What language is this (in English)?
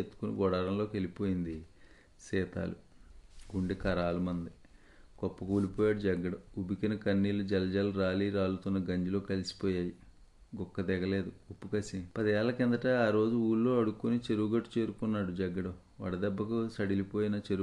Telugu